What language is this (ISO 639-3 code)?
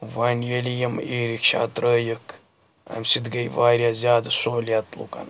kas